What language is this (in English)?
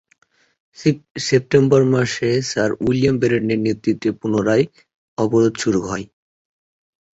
Bangla